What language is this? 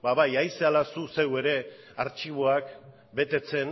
Basque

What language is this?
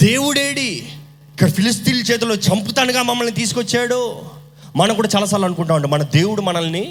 Telugu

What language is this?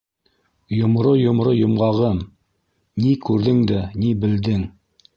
Bashkir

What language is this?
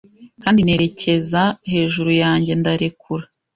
Kinyarwanda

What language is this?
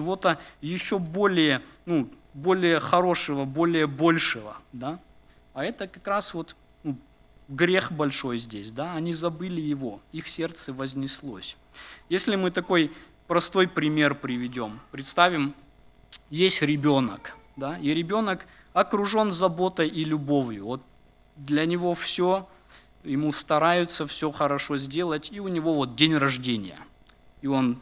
Russian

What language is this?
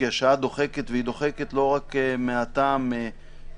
Hebrew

